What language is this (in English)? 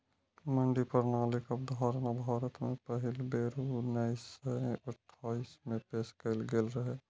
Maithili